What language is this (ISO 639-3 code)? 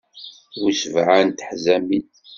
kab